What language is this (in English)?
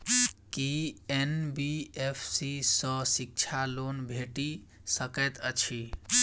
Maithili